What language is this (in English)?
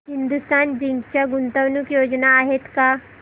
Marathi